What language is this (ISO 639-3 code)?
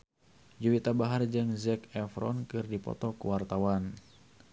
sun